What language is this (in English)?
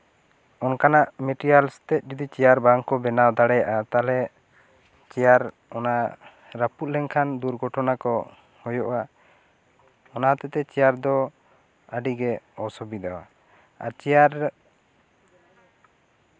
Santali